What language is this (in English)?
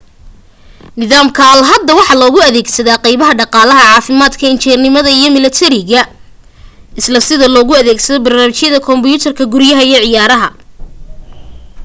Somali